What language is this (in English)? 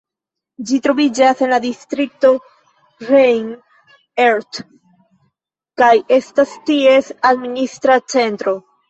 Esperanto